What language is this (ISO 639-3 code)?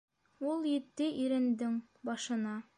bak